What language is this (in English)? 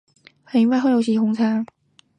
Chinese